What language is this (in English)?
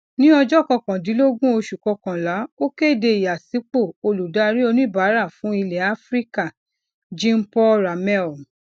Yoruba